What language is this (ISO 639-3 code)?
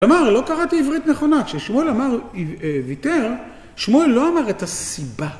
heb